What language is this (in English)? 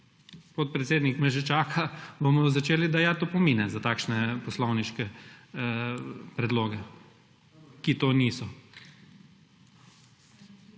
Slovenian